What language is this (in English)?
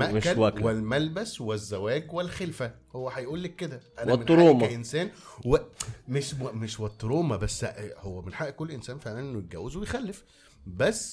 Arabic